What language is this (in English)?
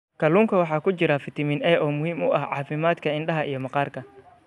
Somali